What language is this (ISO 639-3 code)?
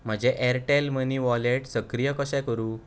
kok